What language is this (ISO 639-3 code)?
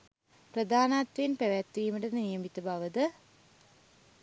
sin